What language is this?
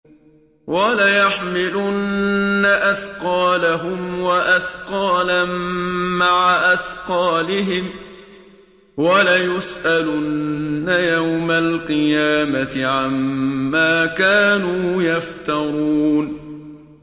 Arabic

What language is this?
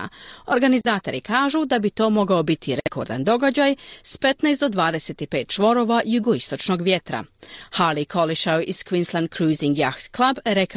Croatian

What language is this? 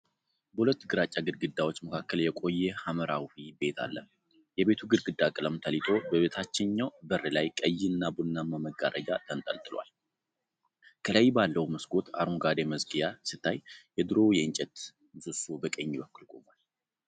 Amharic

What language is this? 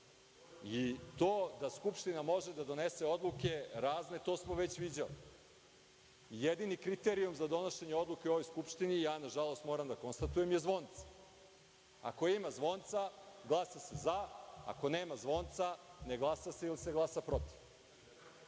Serbian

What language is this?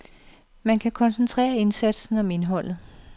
Danish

